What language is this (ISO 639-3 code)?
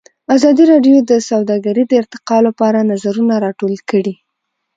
pus